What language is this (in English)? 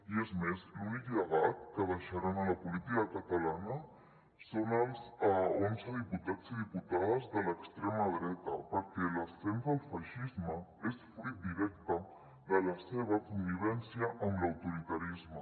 Catalan